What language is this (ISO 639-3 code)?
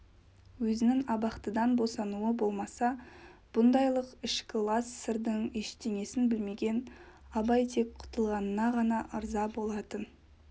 kaz